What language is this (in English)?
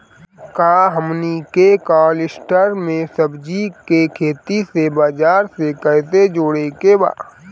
Bhojpuri